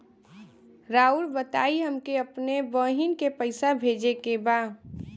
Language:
Bhojpuri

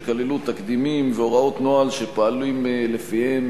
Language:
Hebrew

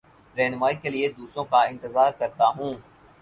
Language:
Urdu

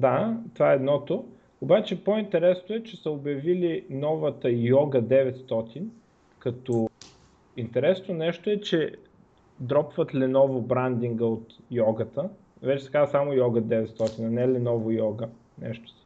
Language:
Bulgarian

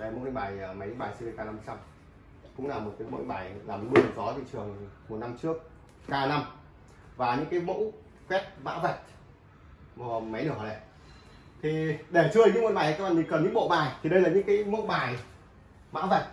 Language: Vietnamese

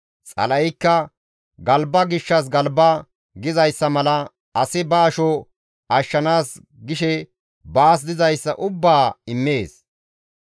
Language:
Gamo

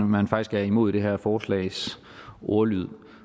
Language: Danish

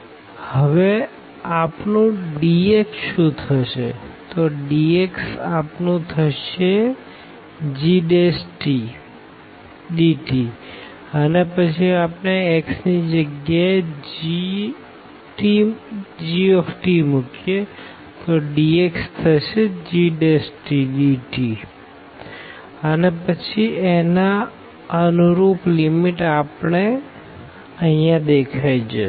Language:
Gujarati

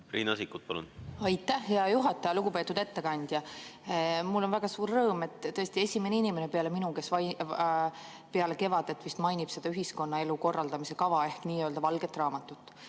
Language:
Estonian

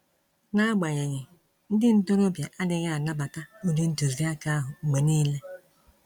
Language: Igbo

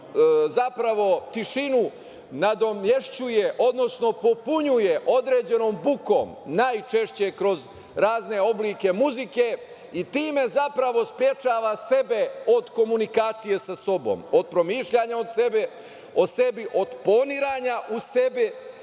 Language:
Serbian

